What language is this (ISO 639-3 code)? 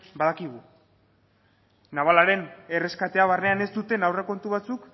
eus